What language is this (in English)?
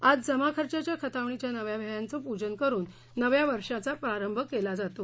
Marathi